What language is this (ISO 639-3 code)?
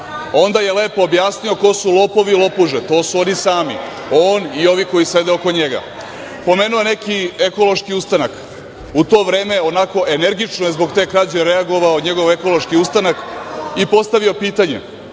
srp